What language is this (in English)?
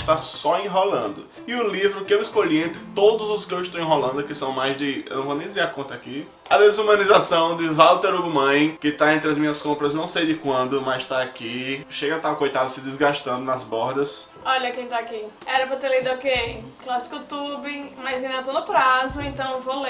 Portuguese